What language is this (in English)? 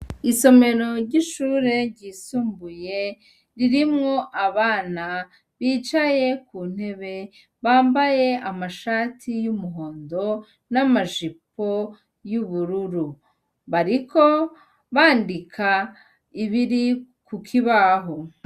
Rundi